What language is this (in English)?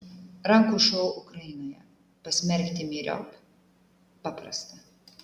Lithuanian